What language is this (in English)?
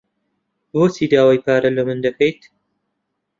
Central Kurdish